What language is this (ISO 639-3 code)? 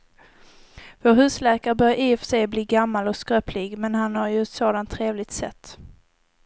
swe